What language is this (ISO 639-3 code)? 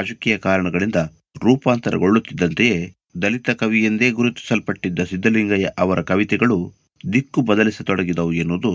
kan